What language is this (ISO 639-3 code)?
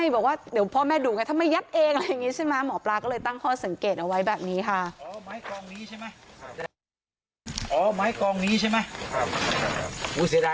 tha